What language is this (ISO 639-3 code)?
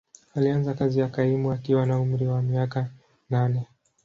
swa